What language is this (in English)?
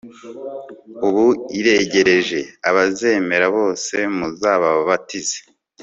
Kinyarwanda